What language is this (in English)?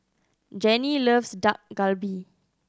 English